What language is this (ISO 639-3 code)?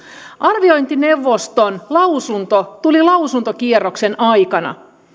fin